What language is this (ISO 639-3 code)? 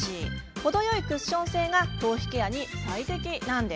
jpn